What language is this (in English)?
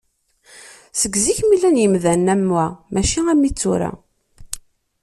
Kabyle